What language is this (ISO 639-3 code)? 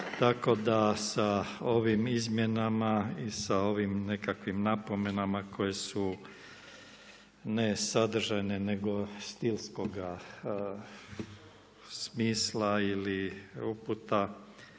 hrv